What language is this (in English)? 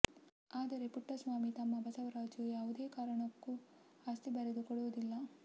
Kannada